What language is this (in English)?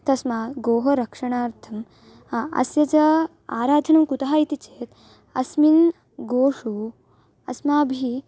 Sanskrit